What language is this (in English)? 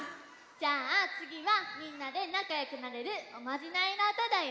Japanese